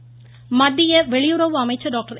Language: Tamil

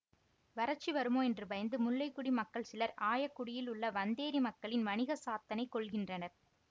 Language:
Tamil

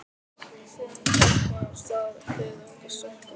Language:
Icelandic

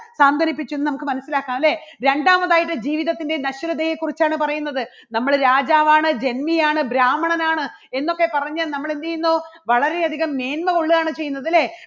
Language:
Malayalam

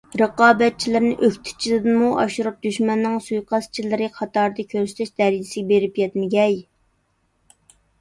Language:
Uyghur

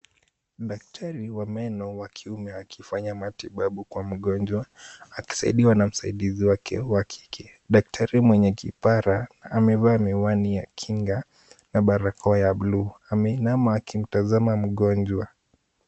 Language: Swahili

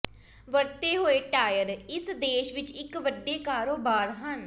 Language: Punjabi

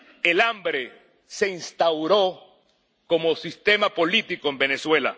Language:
Spanish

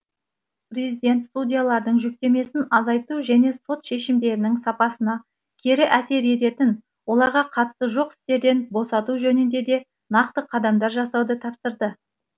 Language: Kazakh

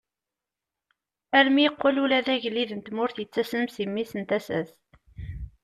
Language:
Kabyle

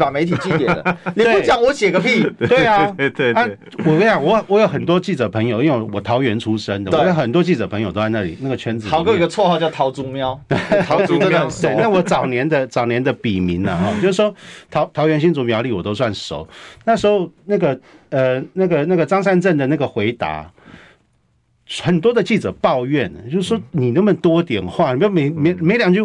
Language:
Chinese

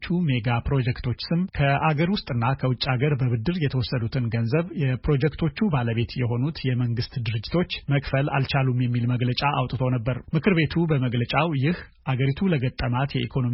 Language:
Amharic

